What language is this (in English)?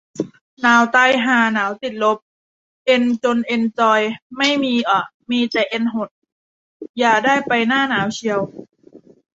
Thai